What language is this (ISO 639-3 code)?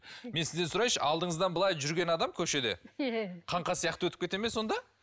kaz